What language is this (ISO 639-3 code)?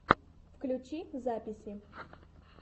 rus